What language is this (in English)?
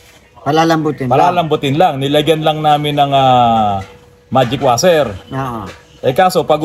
Filipino